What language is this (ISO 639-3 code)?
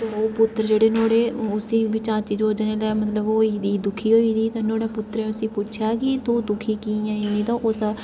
doi